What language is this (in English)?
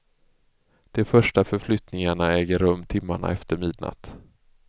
Swedish